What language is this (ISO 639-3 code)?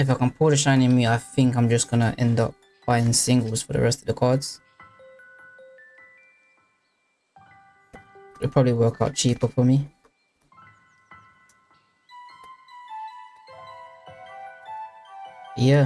eng